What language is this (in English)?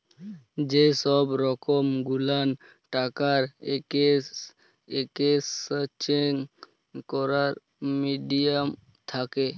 Bangla